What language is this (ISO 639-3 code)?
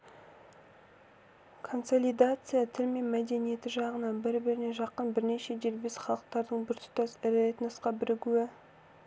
kaz